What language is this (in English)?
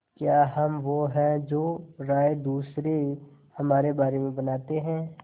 Hindi